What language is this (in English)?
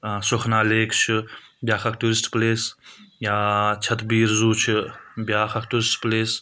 Kashmiri